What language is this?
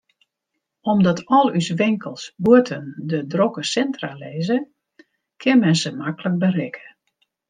Western Frisian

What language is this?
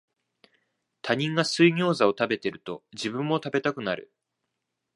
Japanese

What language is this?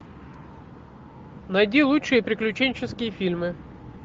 Russian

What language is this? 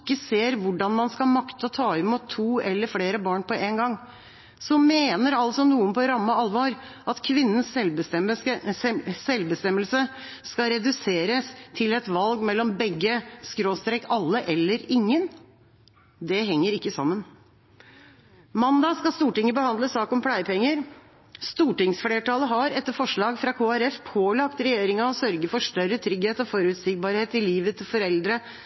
Norwegian Bokmål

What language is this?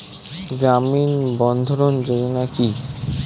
Bangla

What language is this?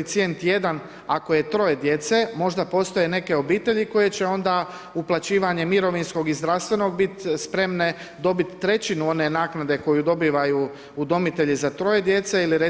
Croatian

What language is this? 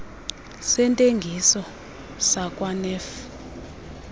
Xhosa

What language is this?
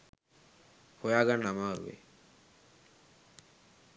Sinhala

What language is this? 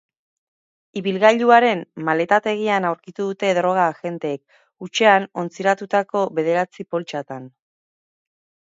Basque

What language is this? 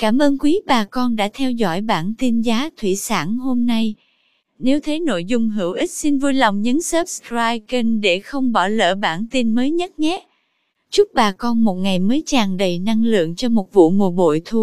Vietnamese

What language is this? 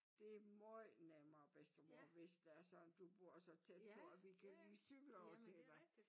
Danish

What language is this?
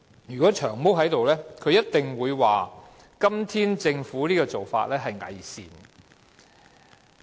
Cantonese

